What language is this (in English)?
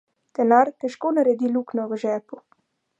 Slovenian